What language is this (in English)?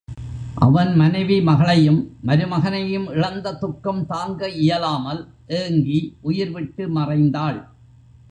Tamil